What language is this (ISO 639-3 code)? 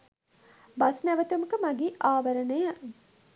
sin